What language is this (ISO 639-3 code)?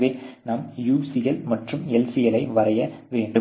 tam